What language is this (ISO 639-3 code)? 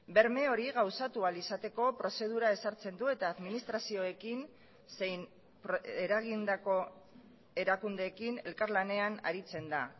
eus